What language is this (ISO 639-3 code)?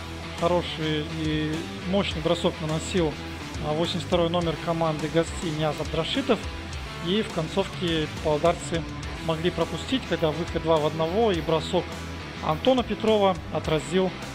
rus